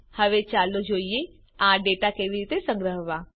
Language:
Gujarati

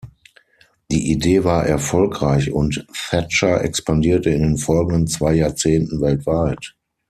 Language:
German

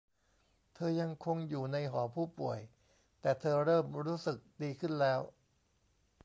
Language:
Thai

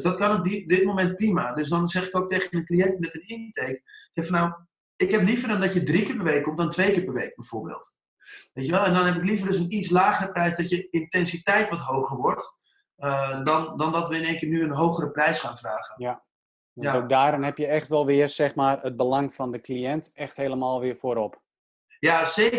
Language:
Dutch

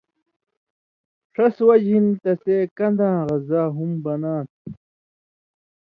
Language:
Indus Kohistani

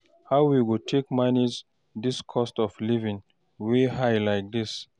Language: Nigerian Pidgin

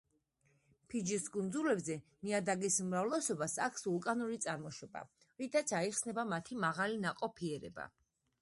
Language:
Georgian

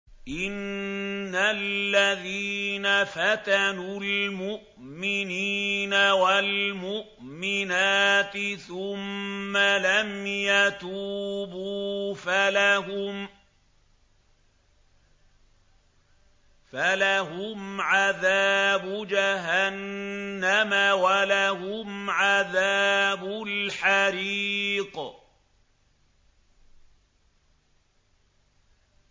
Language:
Arabic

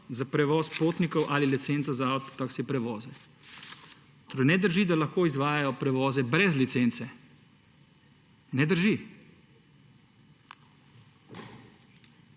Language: Slovenian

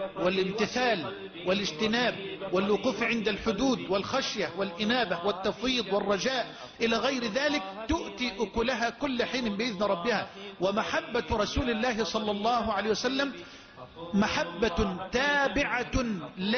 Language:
Arabic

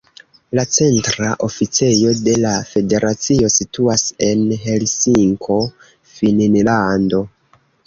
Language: Esperanto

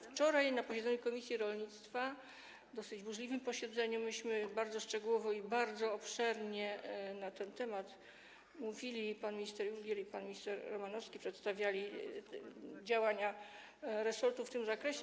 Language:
Polish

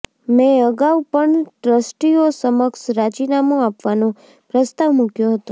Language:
Gujarati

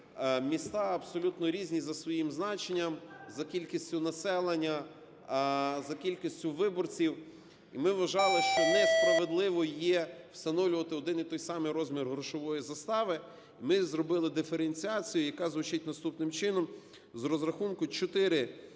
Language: Ukrainian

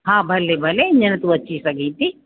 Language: Sindhi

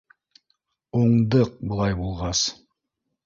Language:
Bashkir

